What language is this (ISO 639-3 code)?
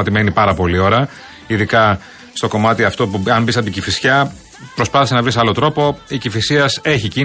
ell